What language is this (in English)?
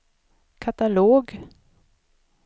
Swedish